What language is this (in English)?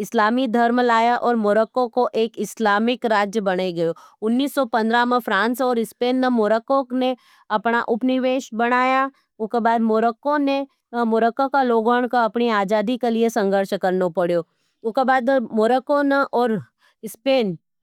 Nimadi